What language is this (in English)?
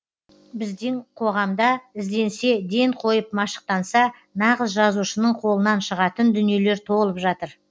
Kazakh